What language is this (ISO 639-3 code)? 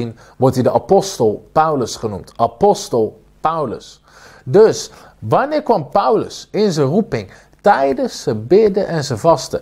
nld